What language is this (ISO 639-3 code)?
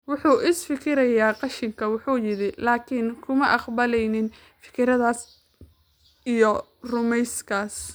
som